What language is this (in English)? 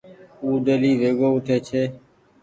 Goaria